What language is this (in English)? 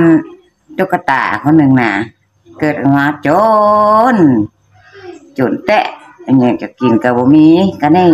Thai